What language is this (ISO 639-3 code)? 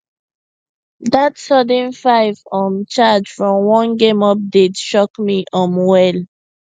pcm